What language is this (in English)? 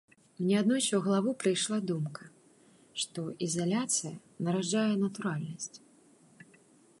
Belarusian